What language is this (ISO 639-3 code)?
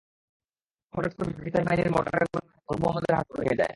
ben